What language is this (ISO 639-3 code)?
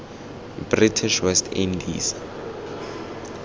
tsn